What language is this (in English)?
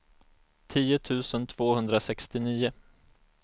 Swedish